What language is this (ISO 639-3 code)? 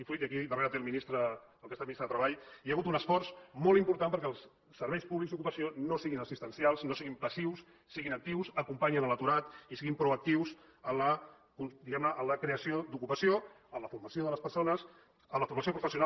cat